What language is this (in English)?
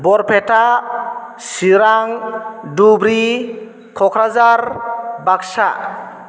Bodo